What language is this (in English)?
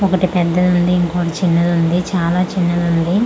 Telugu